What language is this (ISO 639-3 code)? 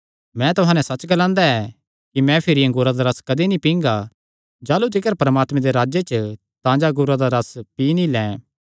xnr